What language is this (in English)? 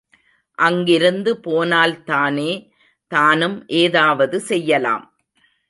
Tamil